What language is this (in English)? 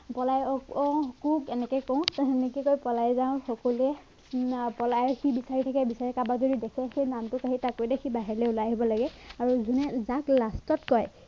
Assamese